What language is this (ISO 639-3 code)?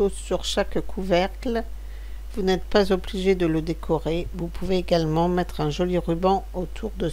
fra